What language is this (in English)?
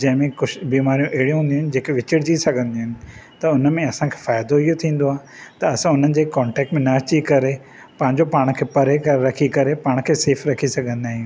Sindhi